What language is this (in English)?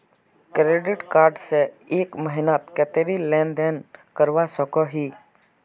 Magahi